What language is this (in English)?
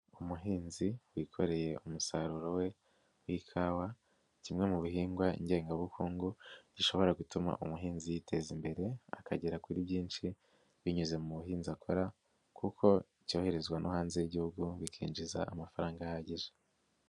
Kinyarwanda